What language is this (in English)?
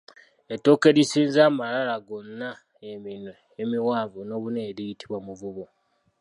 Ganda